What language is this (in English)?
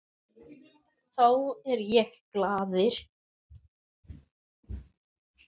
Icelandic